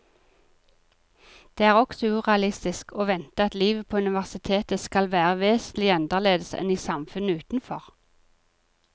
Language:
Norwegian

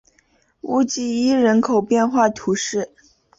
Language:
Chinese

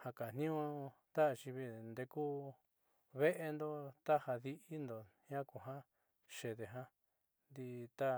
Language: Southeastern Nochixtlán Mixtec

